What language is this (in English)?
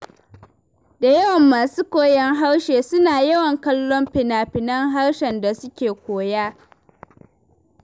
Hausa